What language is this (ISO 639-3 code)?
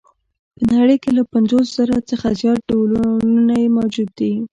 pus